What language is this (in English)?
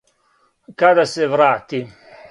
Serbian